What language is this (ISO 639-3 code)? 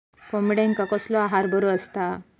mar